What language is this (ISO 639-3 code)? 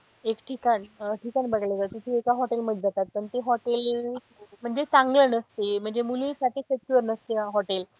mar